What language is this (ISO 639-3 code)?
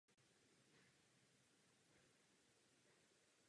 ces